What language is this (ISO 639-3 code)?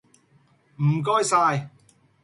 yue